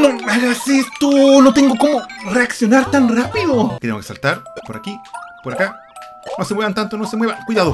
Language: Spanish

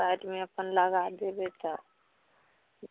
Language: Maithili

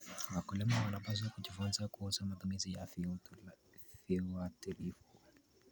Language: Kalenjin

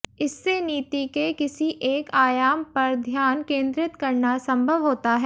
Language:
Hindi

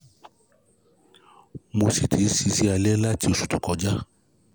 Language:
Yoruba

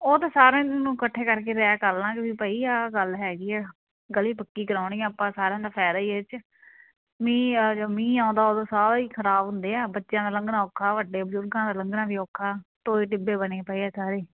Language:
Punjabi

